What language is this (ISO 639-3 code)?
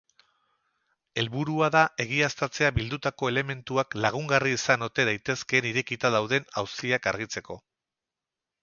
eus